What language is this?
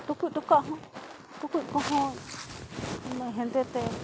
Santali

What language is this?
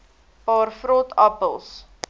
Afrikaans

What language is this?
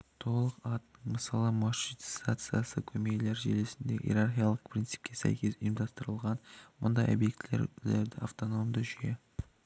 Kazakh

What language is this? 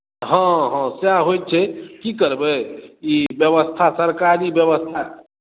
Maithili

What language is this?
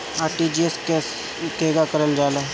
Bhojpuri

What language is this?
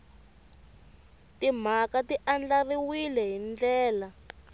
Tsonga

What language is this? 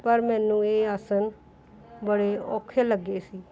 Punjabi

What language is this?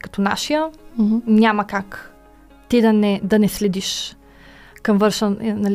Bulgarian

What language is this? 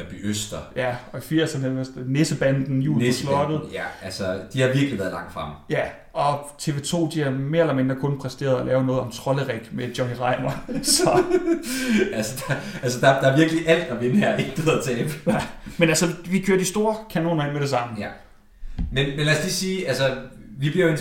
Danish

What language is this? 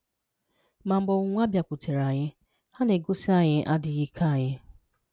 Igbo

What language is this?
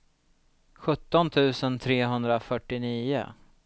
Swedish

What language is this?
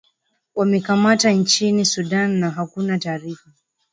Swahili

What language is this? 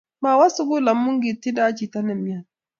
Kalenjin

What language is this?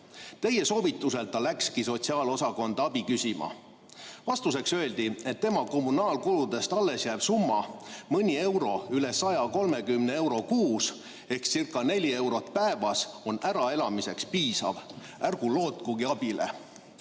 Estonian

